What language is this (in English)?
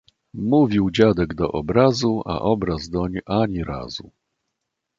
Polish